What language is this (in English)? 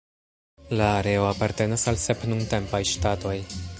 Esperanto